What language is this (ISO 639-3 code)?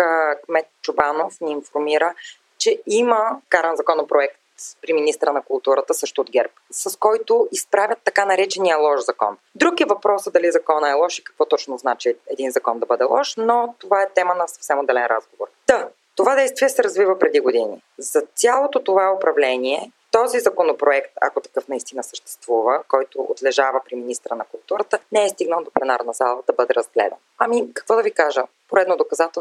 bul